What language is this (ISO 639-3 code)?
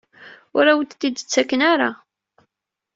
kab